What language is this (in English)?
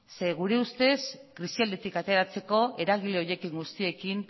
Basque